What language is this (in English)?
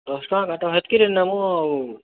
Odia